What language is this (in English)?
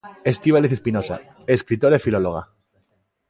Galician